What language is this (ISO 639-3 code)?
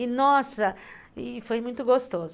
por